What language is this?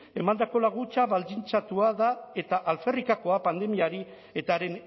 Basque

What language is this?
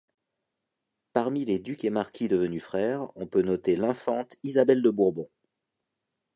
French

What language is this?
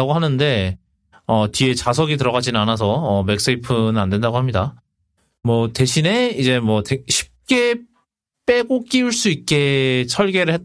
Korean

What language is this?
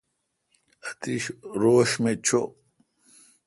Kalkoti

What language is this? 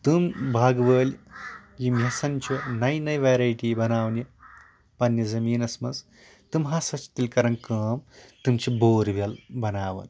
Kashmiri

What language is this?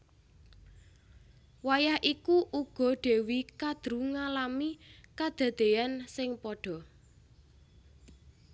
Javanese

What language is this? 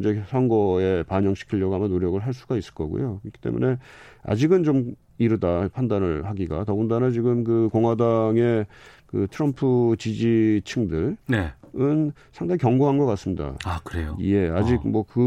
Korean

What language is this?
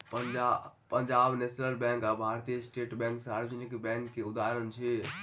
Maithili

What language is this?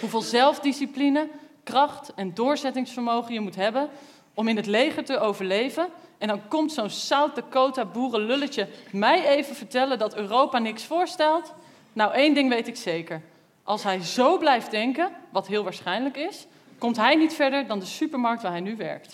Dutch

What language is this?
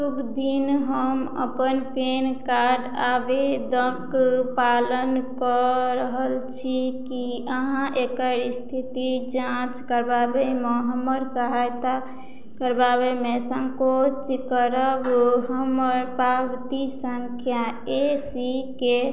Maithili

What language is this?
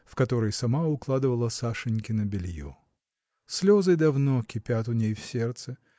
Russian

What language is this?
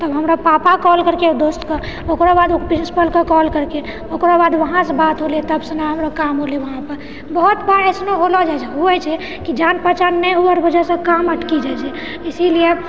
Maithili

